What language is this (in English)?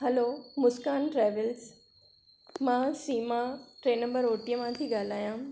Sindhi